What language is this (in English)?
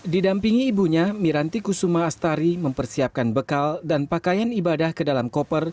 Indonesian